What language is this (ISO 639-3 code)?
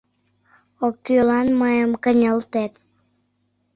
chm